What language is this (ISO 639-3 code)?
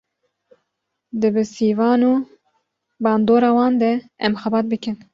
kur